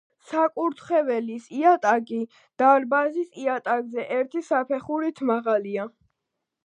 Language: Georgian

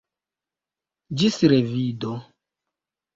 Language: Esperanto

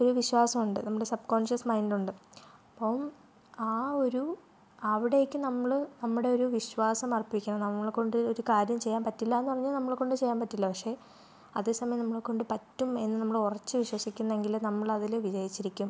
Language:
Malayalam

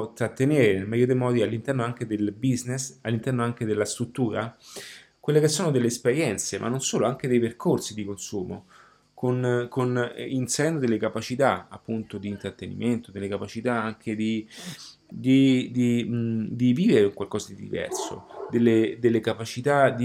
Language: Italian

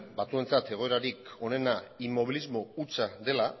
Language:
Basque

